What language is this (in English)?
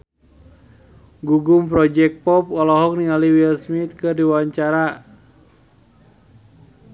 Sundanese